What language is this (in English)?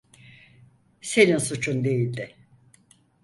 Turkish